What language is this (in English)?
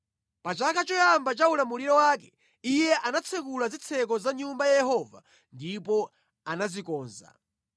Nyanja